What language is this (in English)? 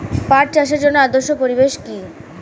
Bangla